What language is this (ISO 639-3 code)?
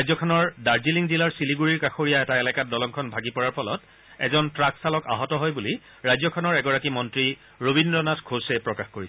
asm